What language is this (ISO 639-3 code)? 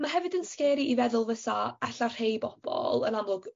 cym